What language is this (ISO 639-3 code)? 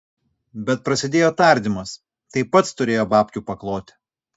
lit